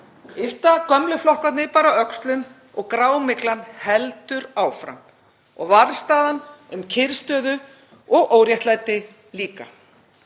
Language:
Icelandic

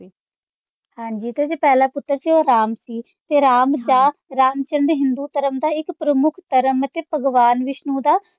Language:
Punjabi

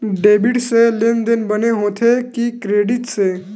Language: Chhattisgarhi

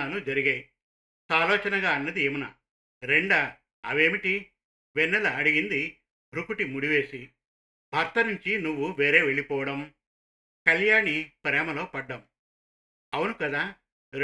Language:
Telugu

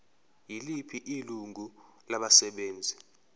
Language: Zulu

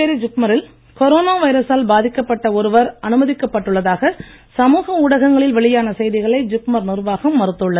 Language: Tamil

